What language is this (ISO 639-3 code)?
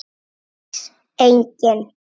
isl